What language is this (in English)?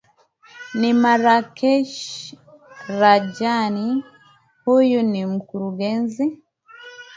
Swahili